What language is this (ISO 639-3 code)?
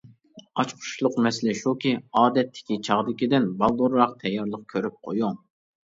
uig